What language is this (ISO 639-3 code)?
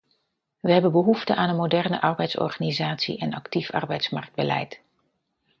nld